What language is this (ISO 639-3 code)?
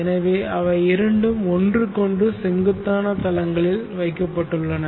tam